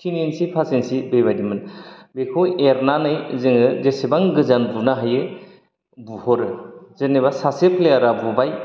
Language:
Bodo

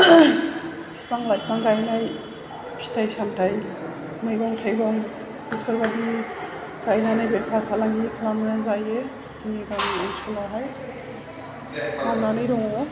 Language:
Bodo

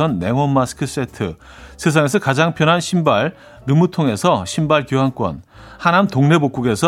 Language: Korean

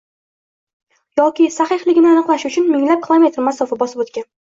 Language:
Uzbek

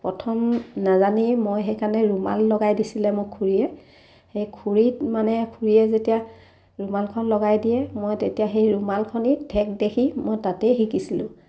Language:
Assamese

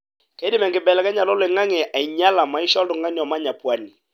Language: Masai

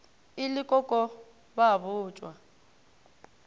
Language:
Northern Sotho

